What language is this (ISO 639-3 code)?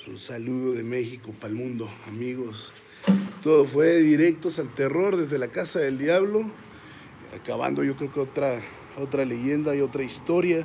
spa